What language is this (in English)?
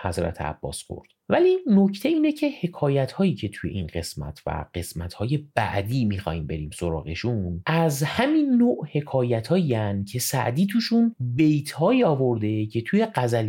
Persian